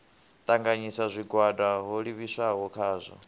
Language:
Venda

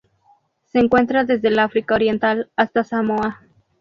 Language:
Spanish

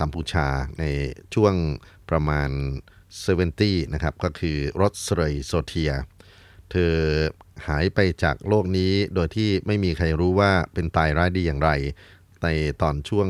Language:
Thai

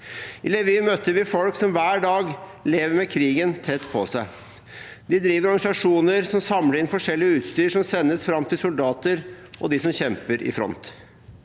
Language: Norwegian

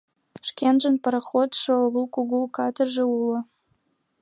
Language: Mari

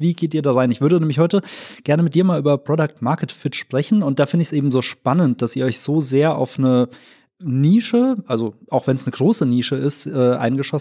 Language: German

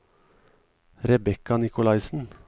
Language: Norwegian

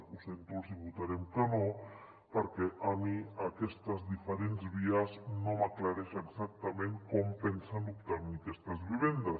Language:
Catalan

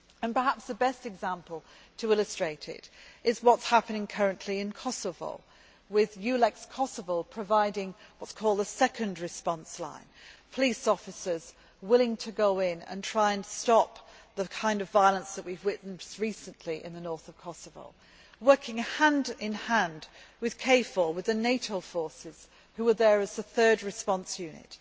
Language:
English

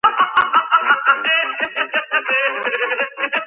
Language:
Georgian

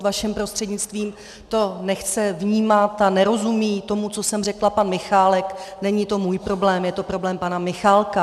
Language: Czech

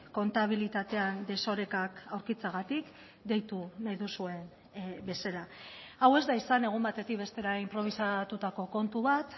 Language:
Basque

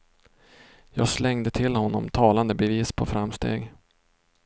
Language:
Swedish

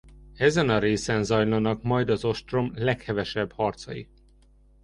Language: Hungarian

